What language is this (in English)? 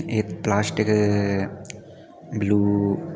Sanskrit